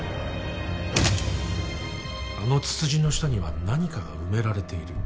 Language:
Japanese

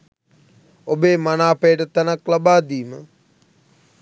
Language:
Sinhala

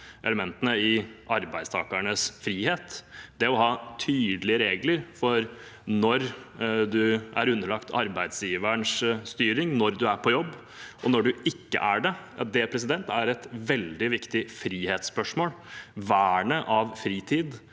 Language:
Norwegian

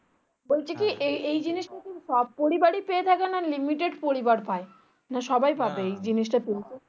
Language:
Bangla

